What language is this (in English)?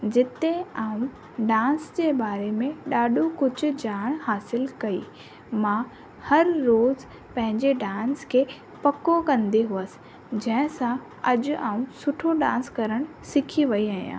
Sindhi